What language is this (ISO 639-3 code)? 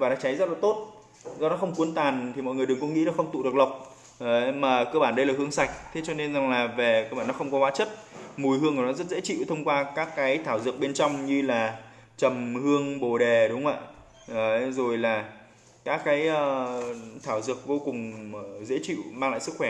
vie